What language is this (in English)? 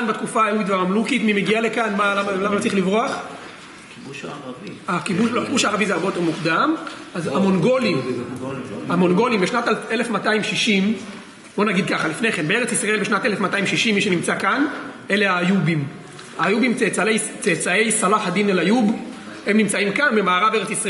Hebrew